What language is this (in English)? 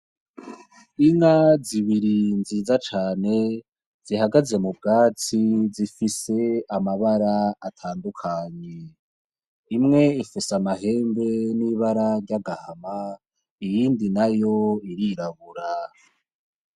Rundi